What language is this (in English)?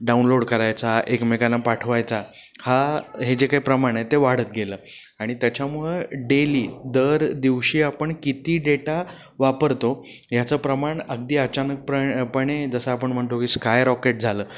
Marathi